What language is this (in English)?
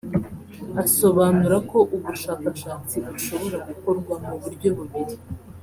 Kinyarwanda